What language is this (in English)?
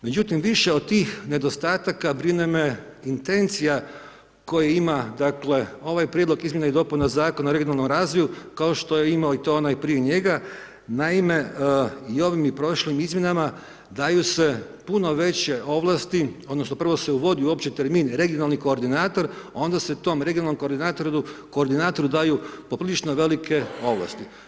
Croatian